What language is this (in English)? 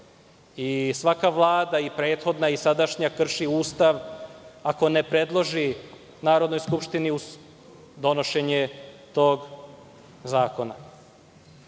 Serbian